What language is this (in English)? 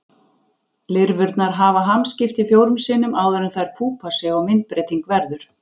Icelandic